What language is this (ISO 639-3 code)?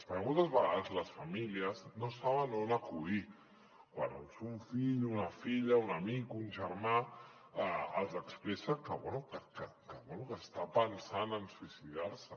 cat